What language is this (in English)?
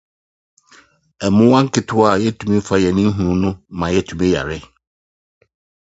English